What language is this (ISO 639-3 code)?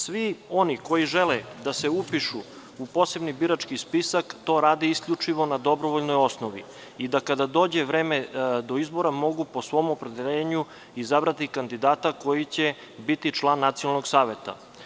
srp